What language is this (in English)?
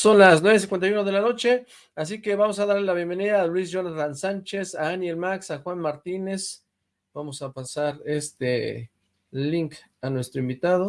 Spanish